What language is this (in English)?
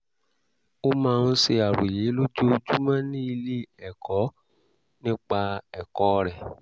Yoruba